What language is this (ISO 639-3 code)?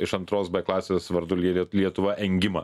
lit